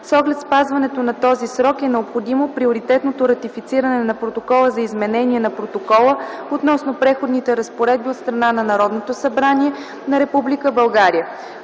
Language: Bulgarian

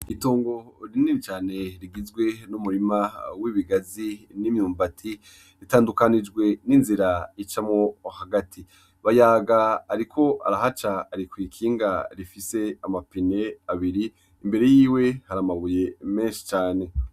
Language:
Rundi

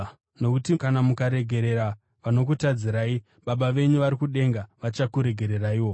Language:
Shona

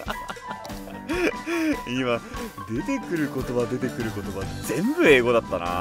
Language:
Japanese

